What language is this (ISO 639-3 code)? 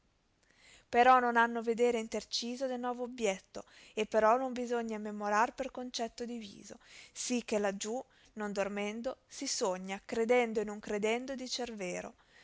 ita